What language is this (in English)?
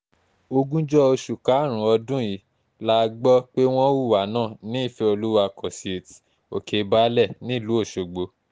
Yoruba